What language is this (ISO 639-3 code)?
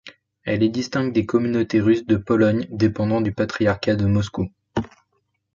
fra